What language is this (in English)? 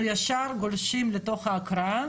Hebrew